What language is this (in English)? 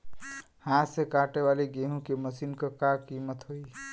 Bhojpuri